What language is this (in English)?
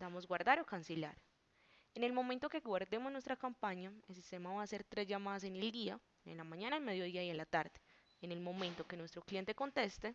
Spanish